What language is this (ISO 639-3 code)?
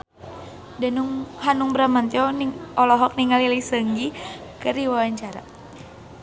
sun